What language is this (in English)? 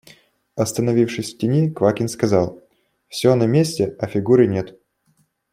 Russian